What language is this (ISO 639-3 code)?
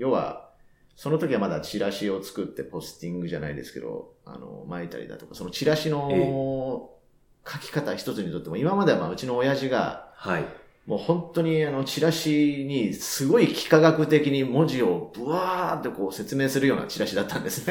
jpn